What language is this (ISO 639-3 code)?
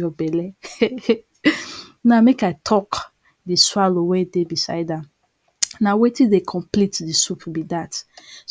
pcm